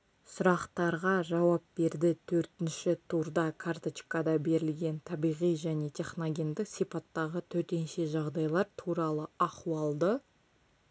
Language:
Kazakh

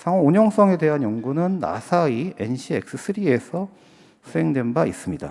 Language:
Korean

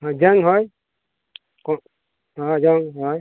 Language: Santali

